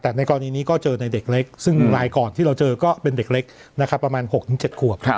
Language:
Thai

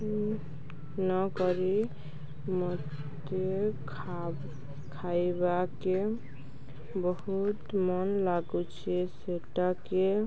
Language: Odia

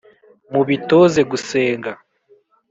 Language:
Kinyarwanda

